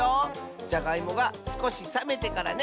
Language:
Japanese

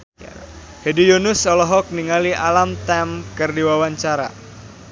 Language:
Sundanese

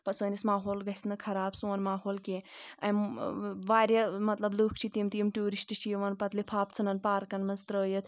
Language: Kashmiri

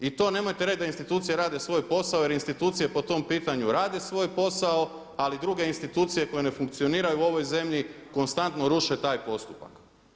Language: Croatian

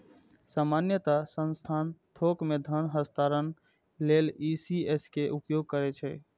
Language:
Maithili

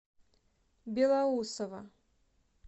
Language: Russian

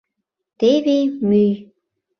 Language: Mari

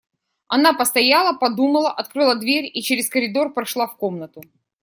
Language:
Russian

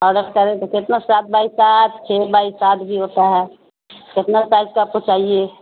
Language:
Urdu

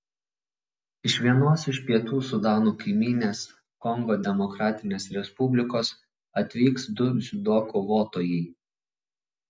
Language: Lithuanian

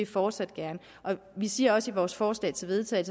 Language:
Danish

